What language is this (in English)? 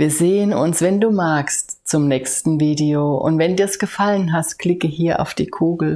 German